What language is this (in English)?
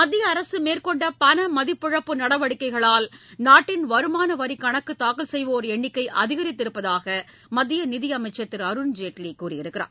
Tamil